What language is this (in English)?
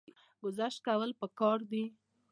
Pashto